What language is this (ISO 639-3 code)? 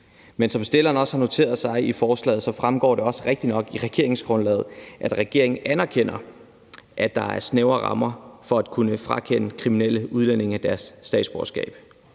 dan